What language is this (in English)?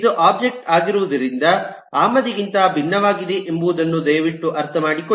Kannada